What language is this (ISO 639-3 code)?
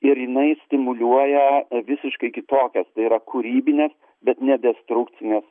lit